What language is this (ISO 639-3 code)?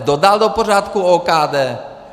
ces